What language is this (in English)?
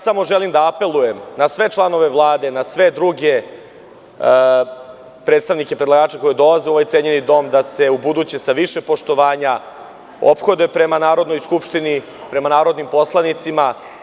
Serbian